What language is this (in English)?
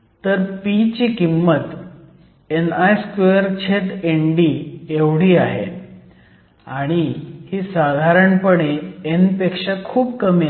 Marathi